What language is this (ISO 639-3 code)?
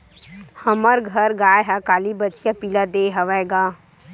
hne